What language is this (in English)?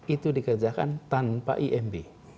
Indonesian